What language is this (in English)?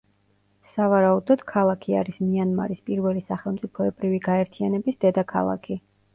Georgian